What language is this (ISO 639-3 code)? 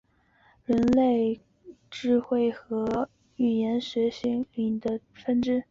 zho